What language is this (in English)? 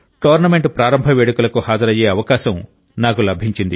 Telugu